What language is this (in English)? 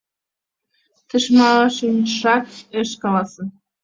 Mari